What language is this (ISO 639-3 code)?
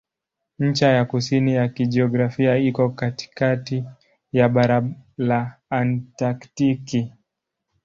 swa